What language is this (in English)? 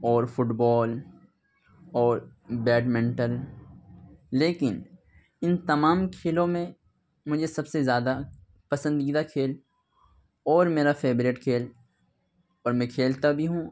Urdu